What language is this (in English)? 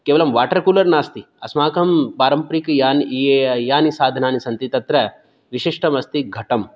Sanskrit